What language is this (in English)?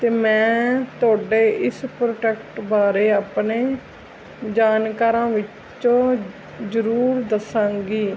Punjabi